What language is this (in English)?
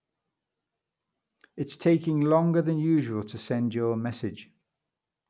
English